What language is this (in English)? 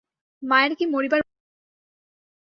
Bangla